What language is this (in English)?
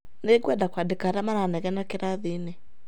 Kikuyu